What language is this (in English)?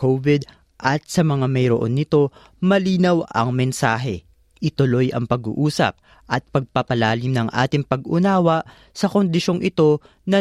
Filipino